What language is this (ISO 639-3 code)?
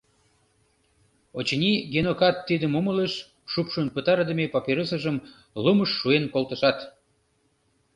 chm